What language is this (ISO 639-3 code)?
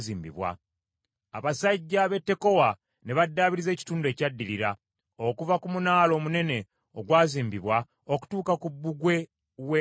lug